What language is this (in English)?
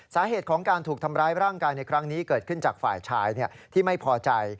Thai